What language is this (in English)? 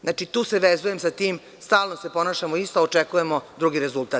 Serbian